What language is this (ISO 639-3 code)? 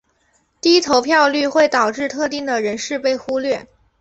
zho